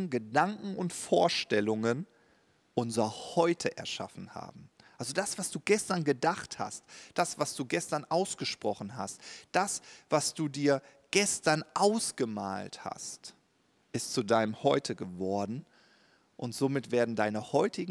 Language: German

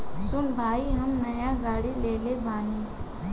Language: Bhojpuri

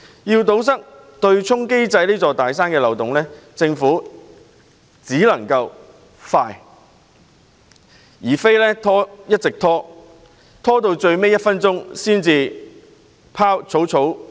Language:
Cantonese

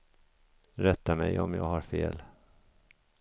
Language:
Swedish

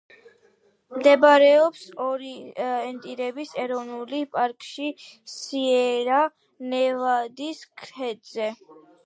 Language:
Georgian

